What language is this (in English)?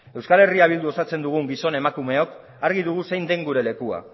Basque